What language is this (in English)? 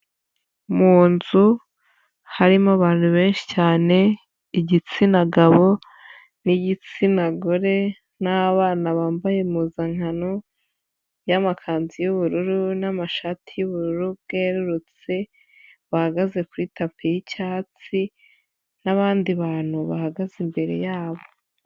Kinyarwanda